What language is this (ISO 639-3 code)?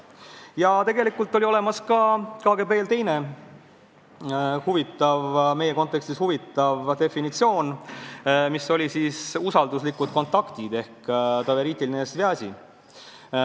est